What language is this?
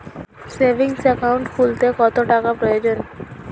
Bangla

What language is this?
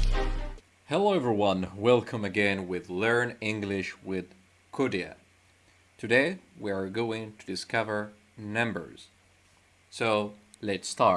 English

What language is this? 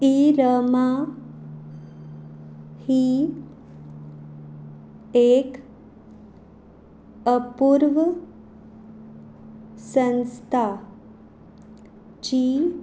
Konkani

